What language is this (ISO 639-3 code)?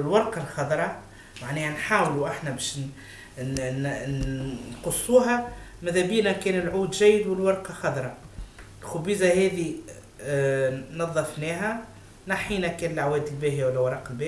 ara